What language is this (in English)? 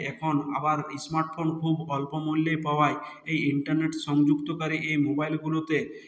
Bangla